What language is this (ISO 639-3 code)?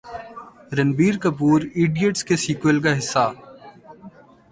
urd